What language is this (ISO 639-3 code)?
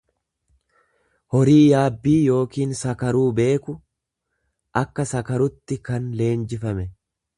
orm